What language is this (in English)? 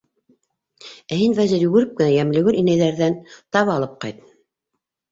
Bashkir